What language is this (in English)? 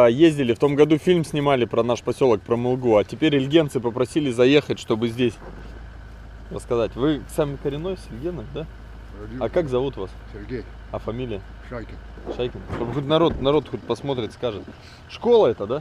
Russian